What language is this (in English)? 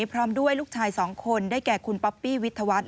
Thai